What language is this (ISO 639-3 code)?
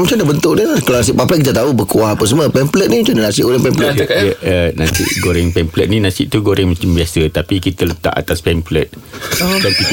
msa